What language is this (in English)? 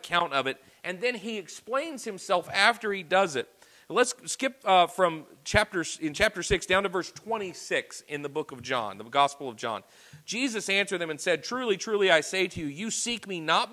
English